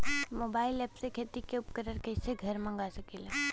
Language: Bhojpuri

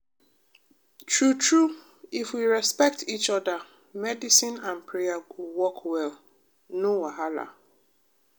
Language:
Nigerian Pidgin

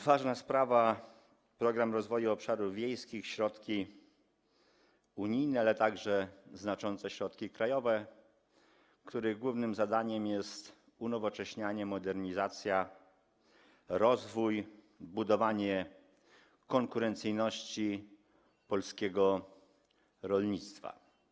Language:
Polish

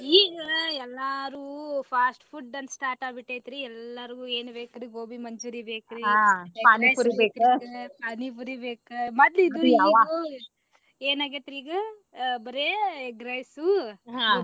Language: Kannada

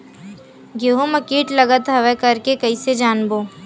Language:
Chhattisgarhi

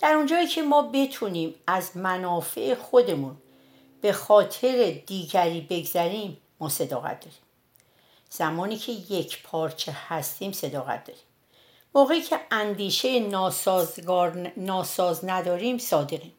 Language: Persian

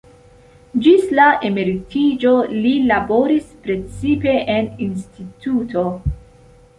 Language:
Esperanto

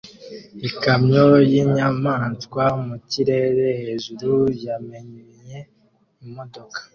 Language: Kinyarwanda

